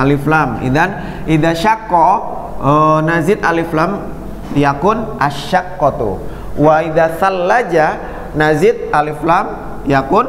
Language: Indonesian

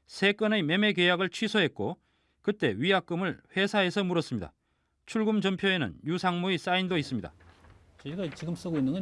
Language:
Korean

